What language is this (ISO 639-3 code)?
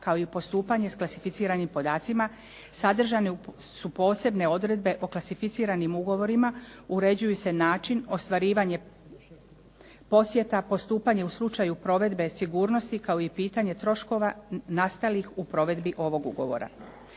hrv